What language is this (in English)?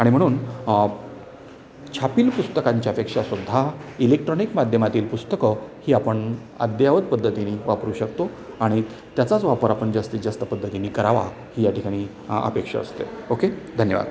Marathi